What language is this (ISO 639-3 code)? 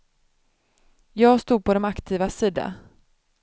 swe